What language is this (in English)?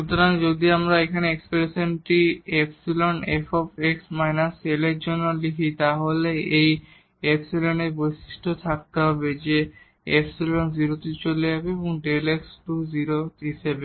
Bangla